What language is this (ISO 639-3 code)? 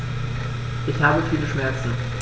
deu